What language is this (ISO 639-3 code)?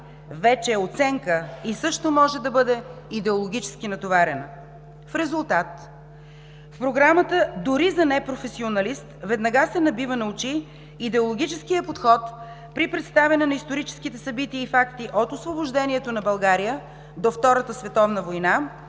bul